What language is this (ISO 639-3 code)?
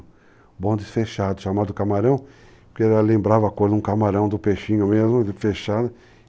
por